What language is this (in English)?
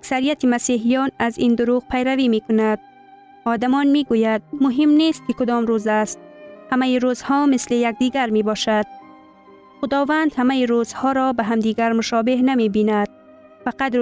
Persian